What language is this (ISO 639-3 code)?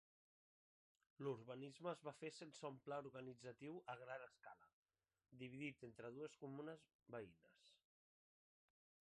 cat